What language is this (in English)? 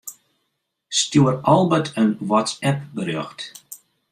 Western Frisian